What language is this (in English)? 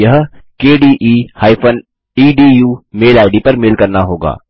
Hindi